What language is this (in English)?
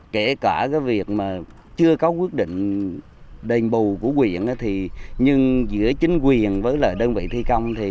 Vietnamese